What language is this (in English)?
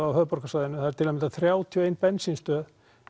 Icelandic